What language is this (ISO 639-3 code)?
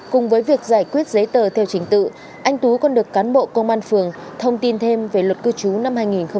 vie